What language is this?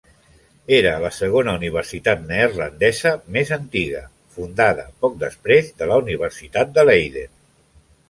Catalan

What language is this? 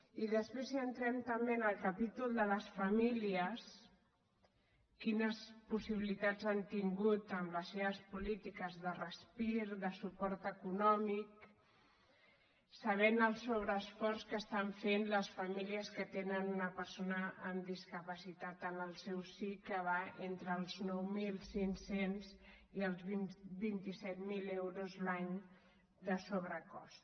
Catalan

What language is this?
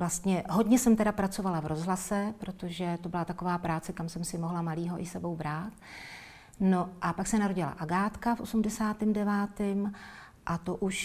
Czech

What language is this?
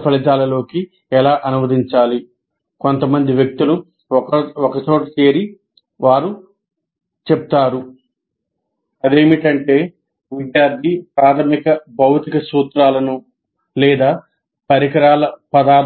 Telugu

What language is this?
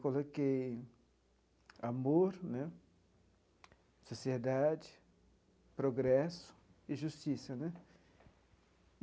Portuguese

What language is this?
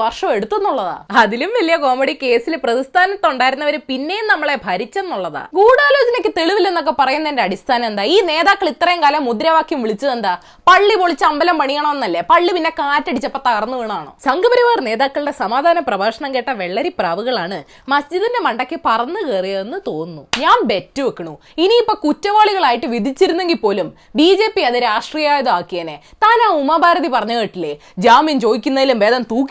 Malayalam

